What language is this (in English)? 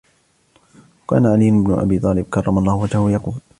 Arabic